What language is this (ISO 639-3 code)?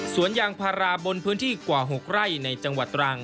tha